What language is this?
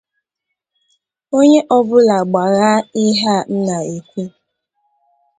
Igbo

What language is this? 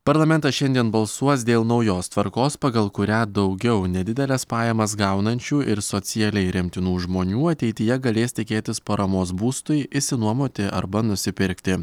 Lithuanian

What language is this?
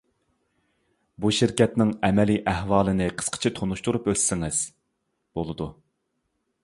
Uyghur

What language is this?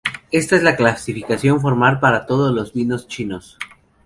Spanish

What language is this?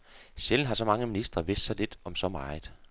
Danish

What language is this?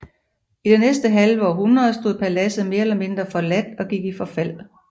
Danish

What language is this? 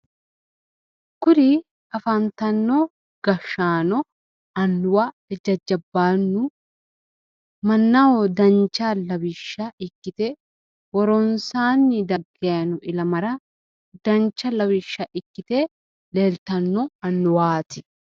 Sidamo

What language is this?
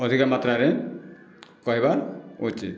Odia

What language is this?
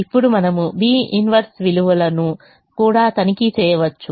Telugu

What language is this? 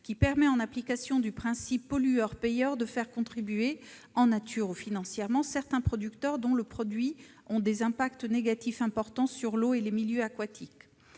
French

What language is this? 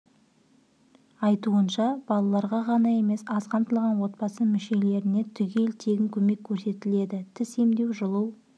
Kazakh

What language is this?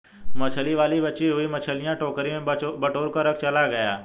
Hindi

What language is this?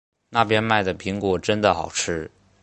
Chinese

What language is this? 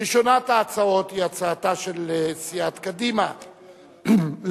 Hebrew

